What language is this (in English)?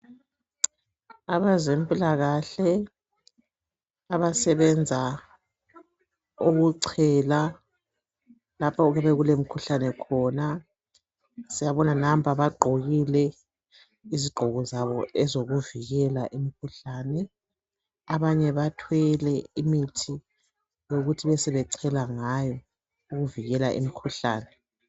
North Ndebele